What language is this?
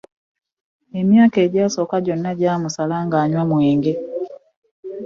Ganda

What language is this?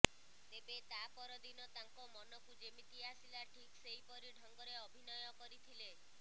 Odia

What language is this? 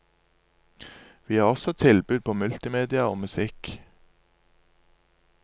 Norwegian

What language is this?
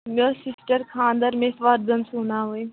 Kashmiri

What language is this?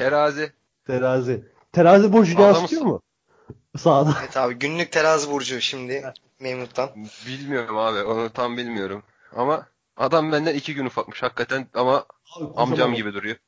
Turkish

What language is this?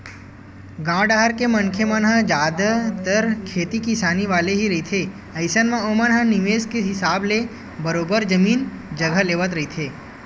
Chhattisgarhi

